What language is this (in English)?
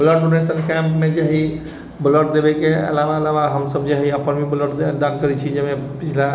Maithili